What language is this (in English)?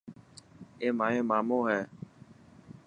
Dhatki